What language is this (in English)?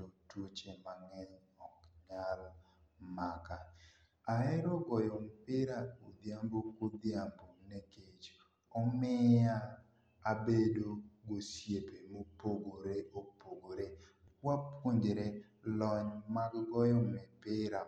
Luo (Kenya and Tanzania)